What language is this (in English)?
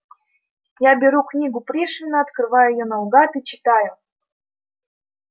Russian